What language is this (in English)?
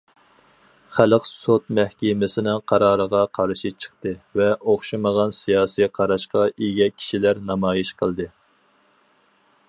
Uyghur